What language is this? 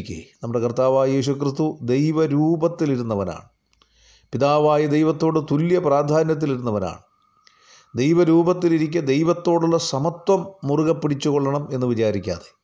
Malayalam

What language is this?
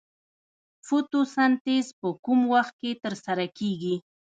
Pashto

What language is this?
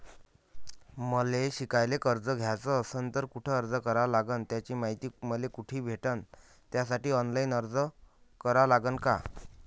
Marathi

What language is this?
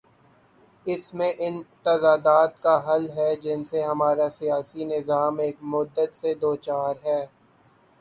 Urdu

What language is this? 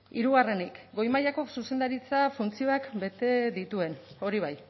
Basque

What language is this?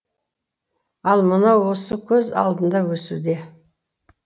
Kazakh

